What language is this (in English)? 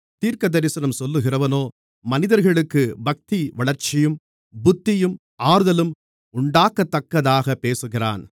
Tamil